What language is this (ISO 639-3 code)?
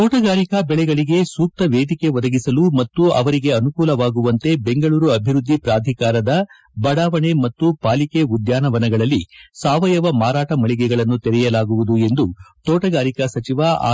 kan